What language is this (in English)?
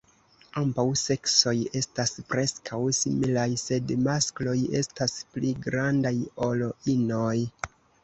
Esperanto